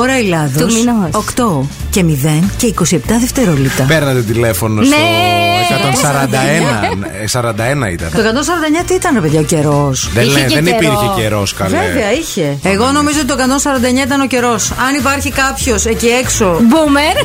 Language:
Greek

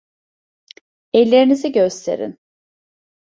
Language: Turkish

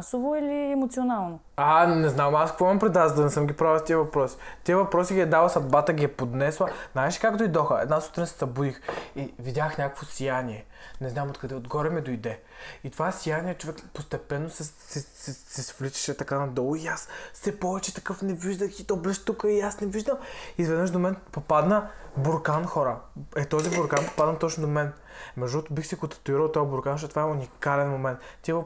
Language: Bulgarian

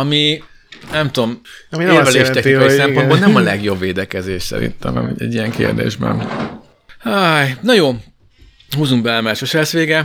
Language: Hungarian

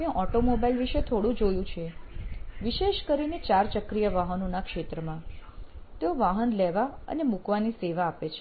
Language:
Gujarati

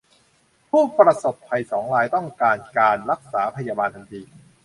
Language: Thai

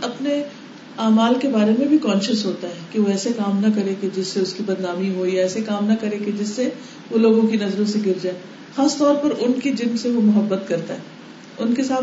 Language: Urdu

